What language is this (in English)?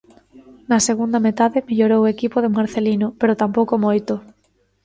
Galician